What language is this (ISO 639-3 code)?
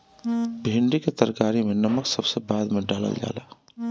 bho